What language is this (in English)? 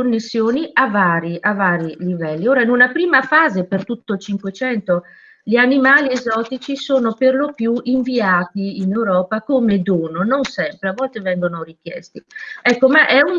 Italian